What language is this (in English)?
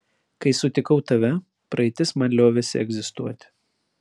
Lithuanian